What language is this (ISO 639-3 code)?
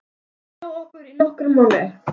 isl